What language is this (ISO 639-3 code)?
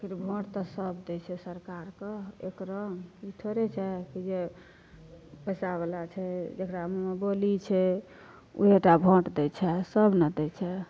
mai